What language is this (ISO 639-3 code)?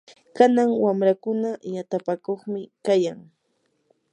qur